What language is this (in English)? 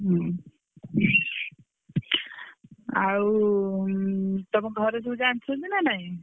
Odia